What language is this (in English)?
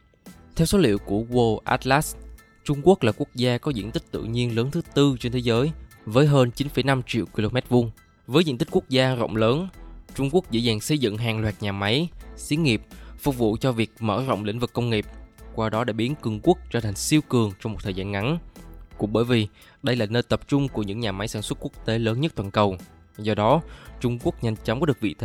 Vietnamese